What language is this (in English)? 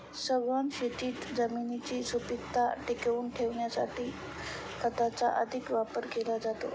Marathi